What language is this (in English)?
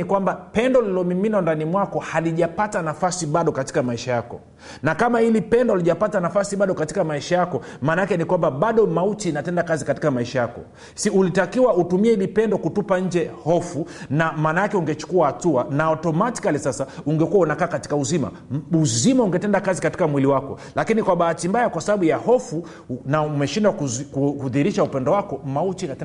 Swahili